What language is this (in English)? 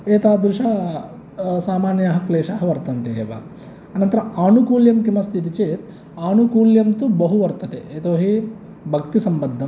Sanskrit